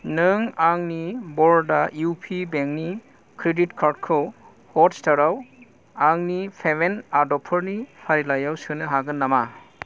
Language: Bodo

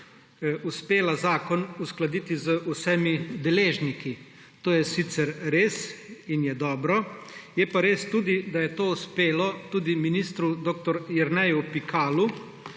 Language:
Slovenian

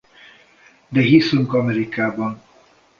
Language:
Hungarian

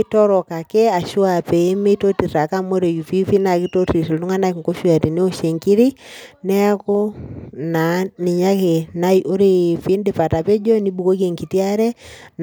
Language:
Masai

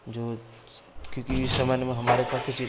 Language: Hindi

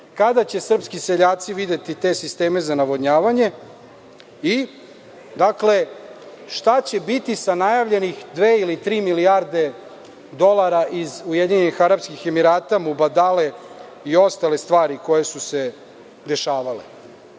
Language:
Serbian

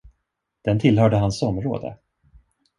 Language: Swedish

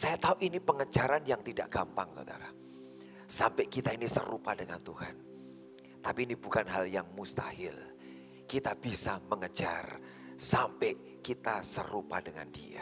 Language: Indonesian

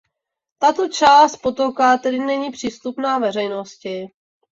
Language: Czech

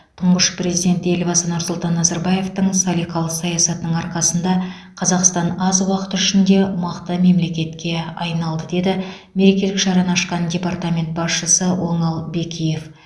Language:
Kazakh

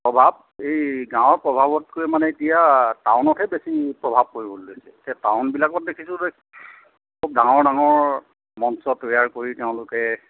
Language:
Assamese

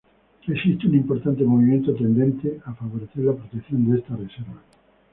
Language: Spanish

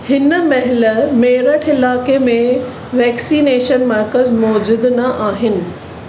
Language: Sindhi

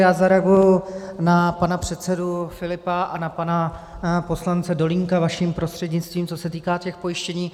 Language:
Czech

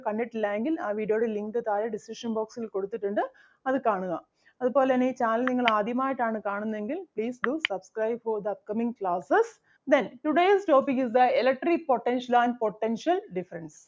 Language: Malayalam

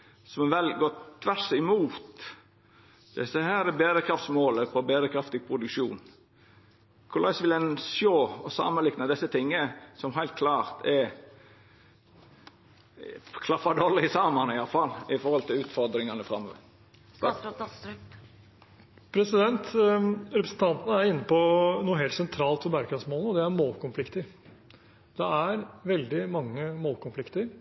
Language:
Norwegian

